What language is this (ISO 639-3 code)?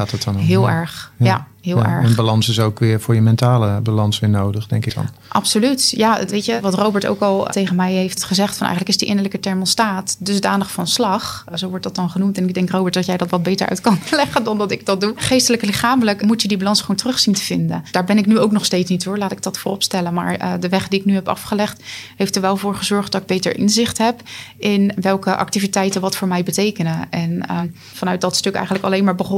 nld